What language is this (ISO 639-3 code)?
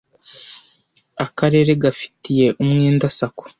kin